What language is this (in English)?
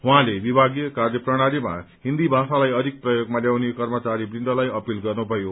Nepali